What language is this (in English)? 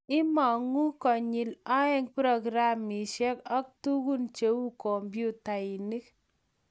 Kalenjin